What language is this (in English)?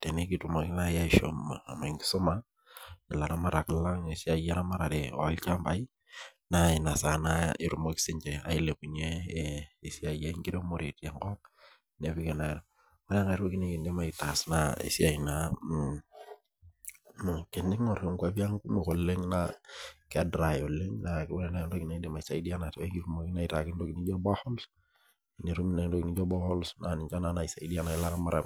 Masai